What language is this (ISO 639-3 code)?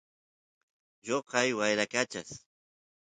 qus